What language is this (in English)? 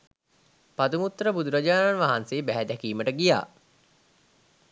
Sinhala